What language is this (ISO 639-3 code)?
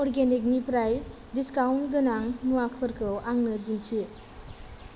brx